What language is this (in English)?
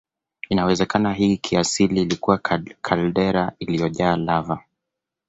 Swahili